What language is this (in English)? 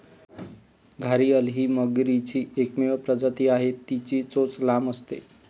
Marathi